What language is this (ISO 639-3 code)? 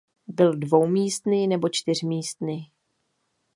ces